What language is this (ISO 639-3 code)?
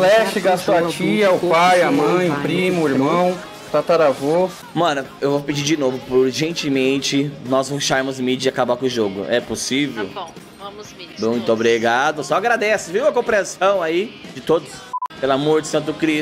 por